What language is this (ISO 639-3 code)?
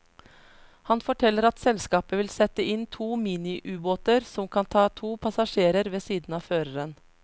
nor